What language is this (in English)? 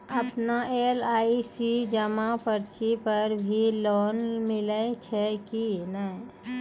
Maithili